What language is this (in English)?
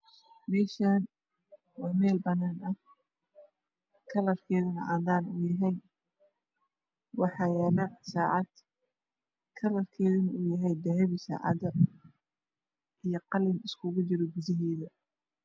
Somali